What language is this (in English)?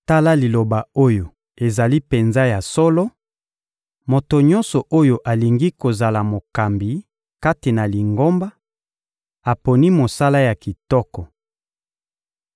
Lingala